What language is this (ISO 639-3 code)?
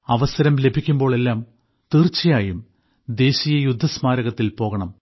mal